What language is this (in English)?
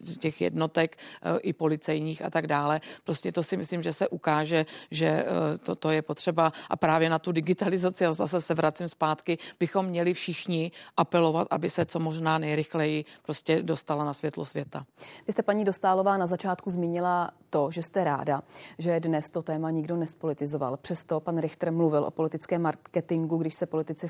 Czech